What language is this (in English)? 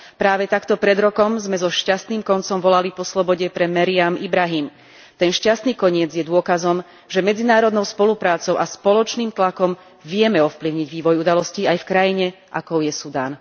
Slovak